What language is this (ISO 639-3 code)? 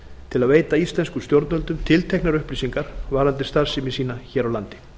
isl